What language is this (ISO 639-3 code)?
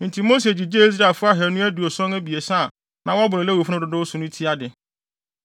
aka